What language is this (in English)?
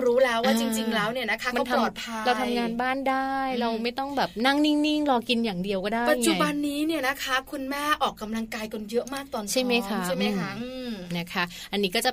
Thai